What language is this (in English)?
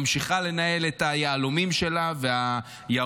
Hebrew